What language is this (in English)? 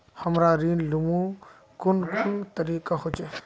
Magahi